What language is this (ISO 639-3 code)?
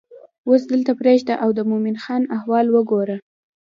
pus